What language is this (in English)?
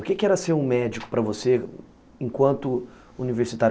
Portuguese